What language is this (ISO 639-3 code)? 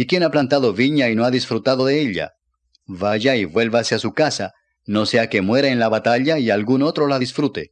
spa